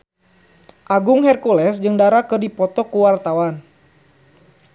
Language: Sundanese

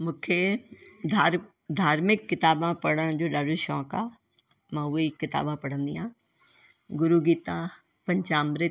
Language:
Sindhi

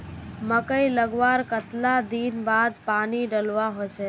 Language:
Magahi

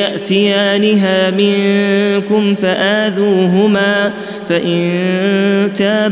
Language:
Arabic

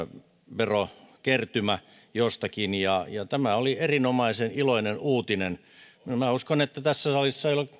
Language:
Finnish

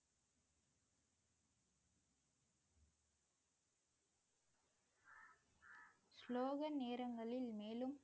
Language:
Tamil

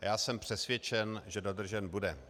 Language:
Czech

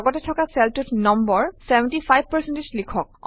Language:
Assamese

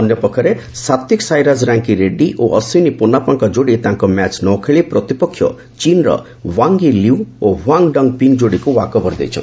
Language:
Odia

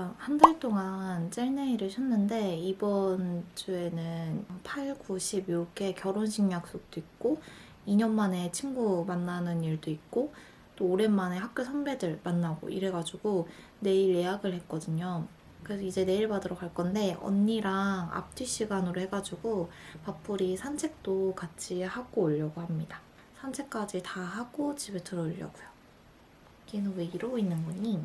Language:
Korean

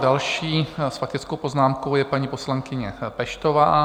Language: Czech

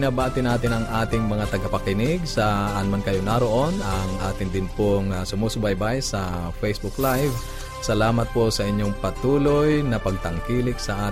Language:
Filipino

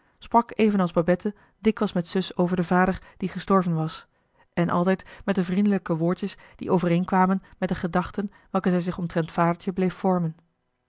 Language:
Dutch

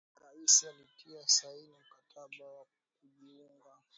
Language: Swahili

